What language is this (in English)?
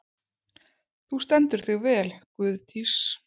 Icelandic